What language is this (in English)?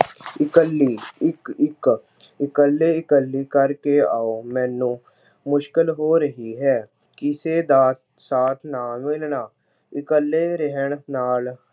Punjabi